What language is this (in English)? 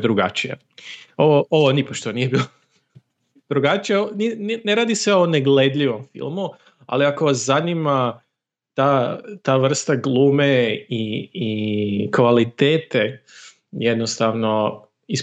Croatian